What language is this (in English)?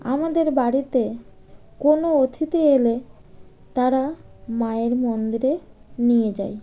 Bangla